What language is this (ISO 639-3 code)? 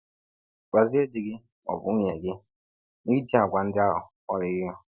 ibo